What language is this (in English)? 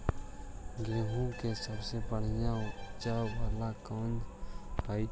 Magahi